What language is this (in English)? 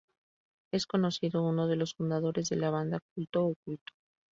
Spanish